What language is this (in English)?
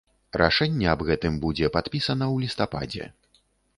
Belarusian